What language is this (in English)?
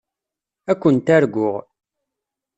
Kabyle